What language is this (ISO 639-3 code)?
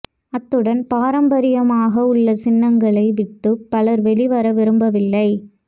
tam